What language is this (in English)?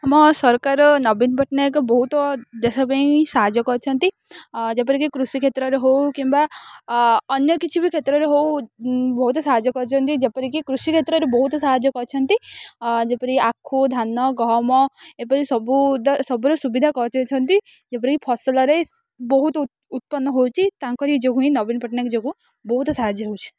Odia